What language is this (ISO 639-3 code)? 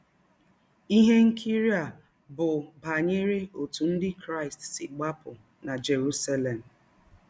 ibo